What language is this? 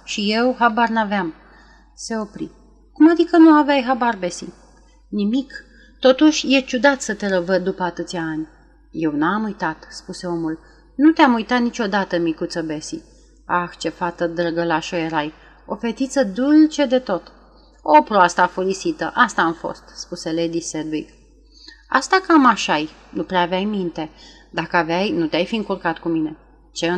Romanian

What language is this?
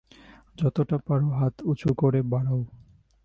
Bangla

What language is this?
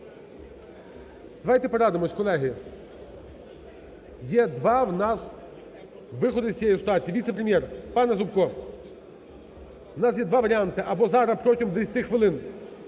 Ukrainian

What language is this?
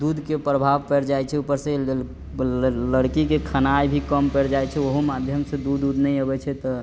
Maithili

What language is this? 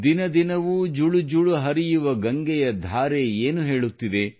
Kannada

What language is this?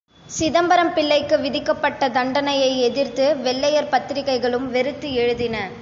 Tamil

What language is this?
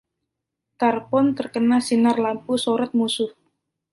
Indonesian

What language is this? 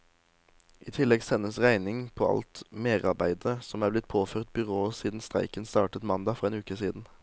Norwegian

